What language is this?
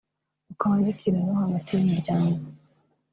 Kinyarwanda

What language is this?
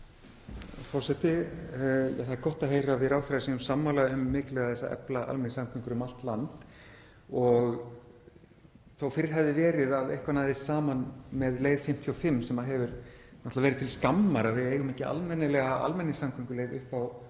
Icelandic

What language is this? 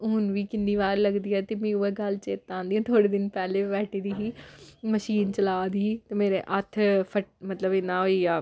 Dogri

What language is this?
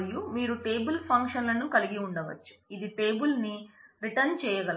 Telugu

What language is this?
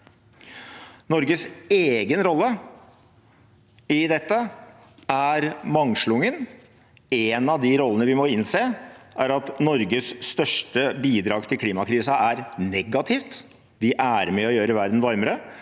Norwegian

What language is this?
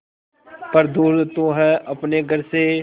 Hindi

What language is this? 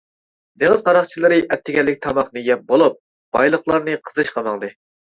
Uyghur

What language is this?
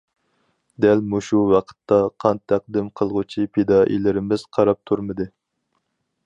Uyghur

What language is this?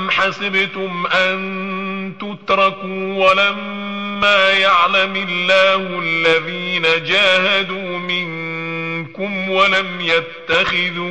Arabic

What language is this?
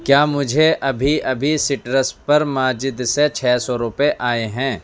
Urdu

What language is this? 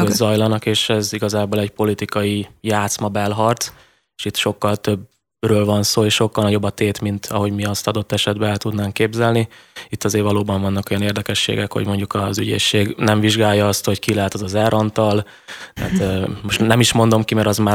Hungarian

